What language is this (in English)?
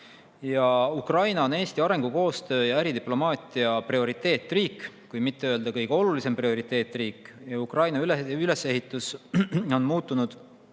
Estonian